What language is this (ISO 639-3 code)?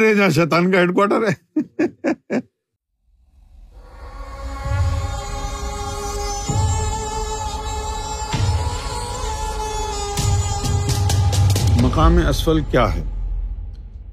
urd